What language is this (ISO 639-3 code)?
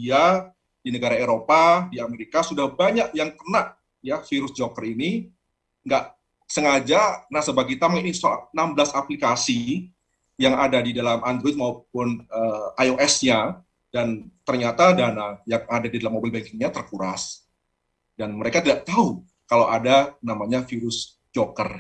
ind